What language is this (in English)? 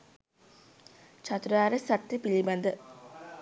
Sinhala